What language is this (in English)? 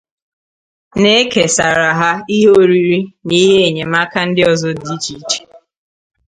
Igbo